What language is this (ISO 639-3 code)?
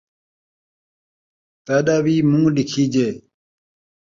skr